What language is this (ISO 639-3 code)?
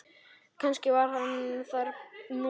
isl